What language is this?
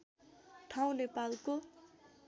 Nepali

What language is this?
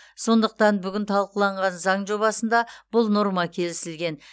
Kazakh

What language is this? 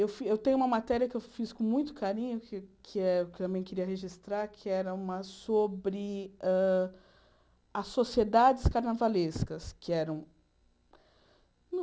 Portuguese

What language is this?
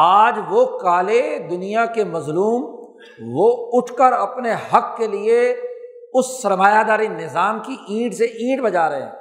Urdu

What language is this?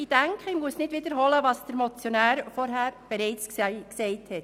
Swiss German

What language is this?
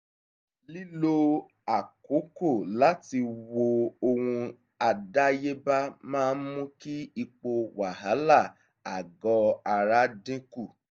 Yoruba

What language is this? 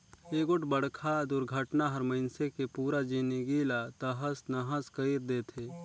Chhattisgarhi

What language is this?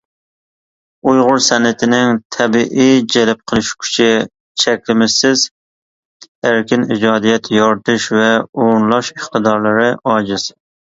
Uyghur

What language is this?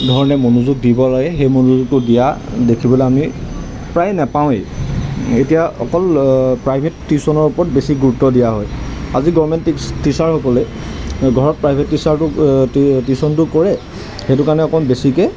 Assamese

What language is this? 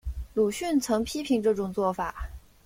Chinese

